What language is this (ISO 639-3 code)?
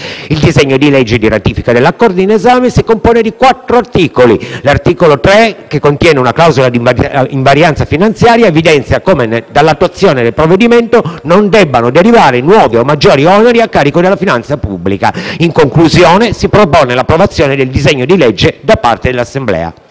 ita